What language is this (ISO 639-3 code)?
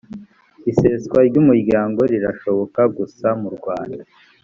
kin